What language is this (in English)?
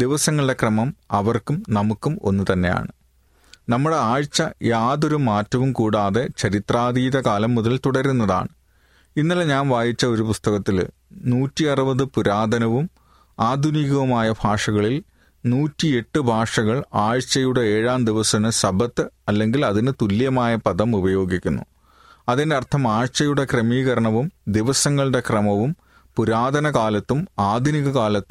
Malayalam